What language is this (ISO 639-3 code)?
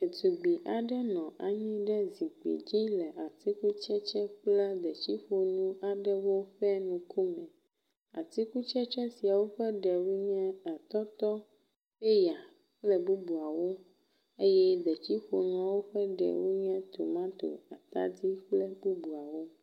ewe